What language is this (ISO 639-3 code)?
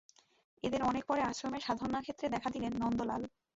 ben